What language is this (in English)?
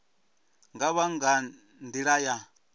Venda